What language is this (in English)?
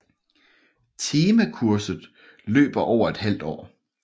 Danish